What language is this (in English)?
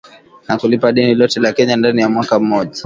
Swahili